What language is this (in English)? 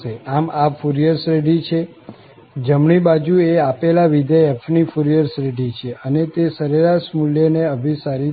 Gujarati